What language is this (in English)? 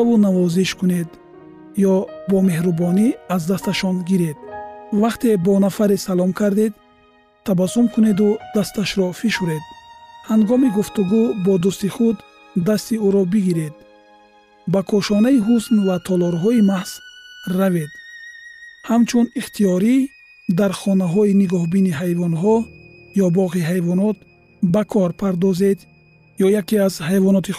Persian